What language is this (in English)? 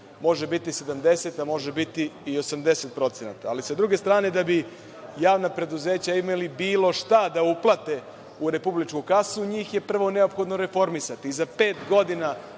Serbian